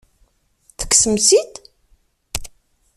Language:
Kabyle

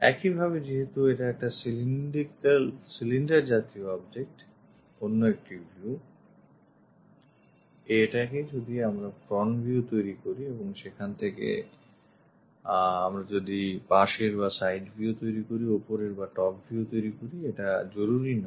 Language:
Bangla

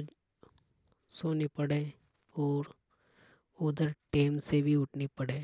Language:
Hadothi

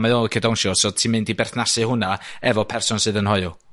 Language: Welsh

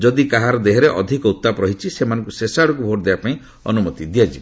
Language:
Odia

